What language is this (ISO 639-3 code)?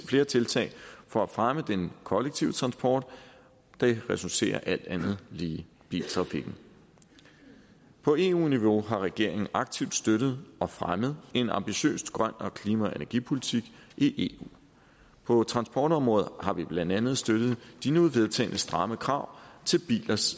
dan